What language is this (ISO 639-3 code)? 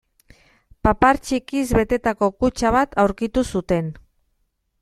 eus